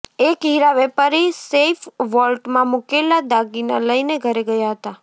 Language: Gujarati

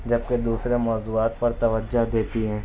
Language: Urdu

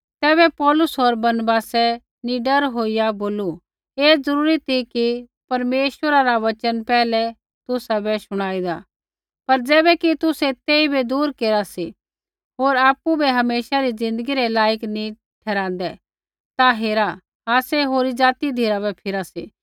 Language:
Kullu Pahari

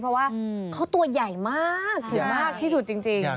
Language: Thai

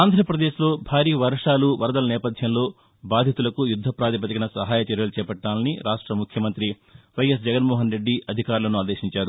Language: Telugu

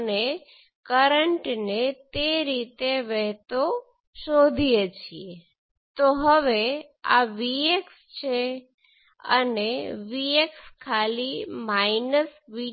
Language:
Gujarati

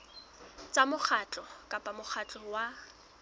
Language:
Southern Sotho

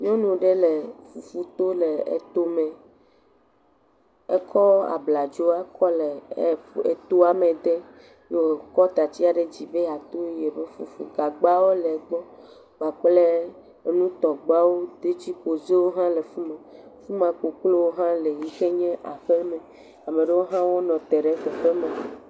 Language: Ewe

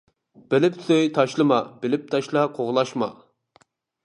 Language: Uyghur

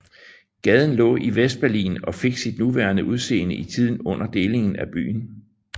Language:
Danish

